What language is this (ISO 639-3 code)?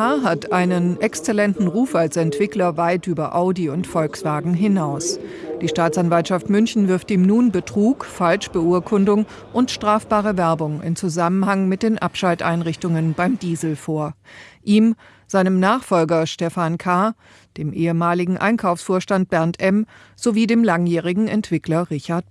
deu